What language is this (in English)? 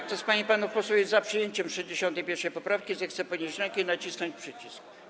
Polish